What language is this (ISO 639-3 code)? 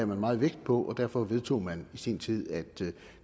dan